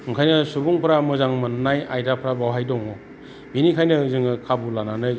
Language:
Bodo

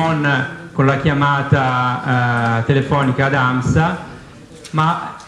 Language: Italian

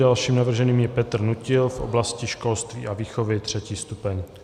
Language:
Czech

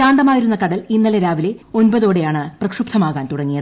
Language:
Malayalam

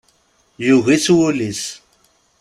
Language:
Kabyle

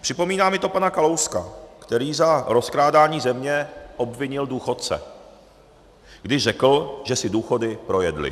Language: Czech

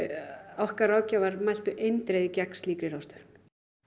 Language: Icelandic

